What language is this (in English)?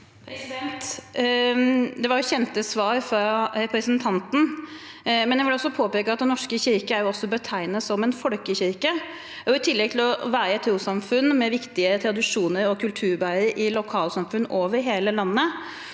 Norwegian